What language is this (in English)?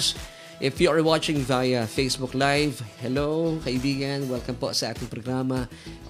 Filipino